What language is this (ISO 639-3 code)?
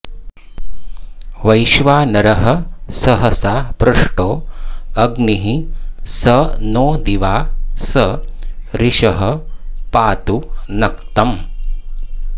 san